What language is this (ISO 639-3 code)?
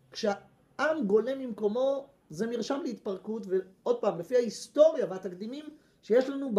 heb